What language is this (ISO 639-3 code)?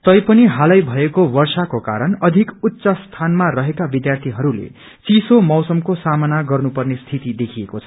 nep